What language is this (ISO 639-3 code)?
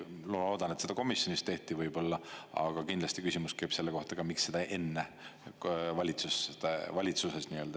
est